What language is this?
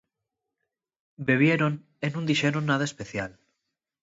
Asturian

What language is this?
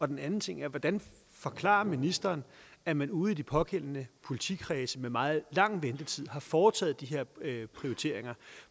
Danish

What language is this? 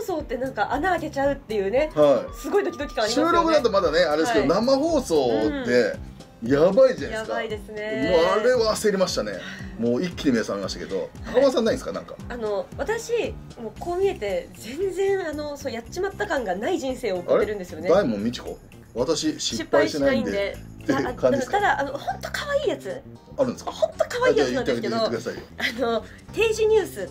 Japanese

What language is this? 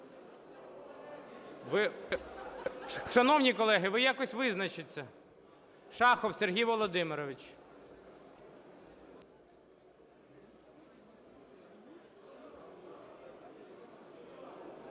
Ukrainian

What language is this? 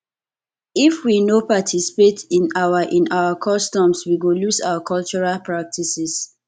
Nigerian Pidgin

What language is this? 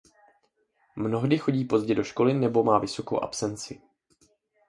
Czech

